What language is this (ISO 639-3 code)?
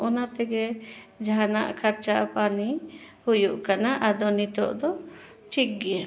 sat